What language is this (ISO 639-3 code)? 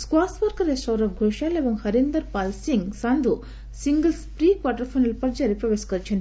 ori